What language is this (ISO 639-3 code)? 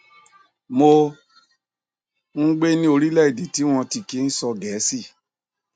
yor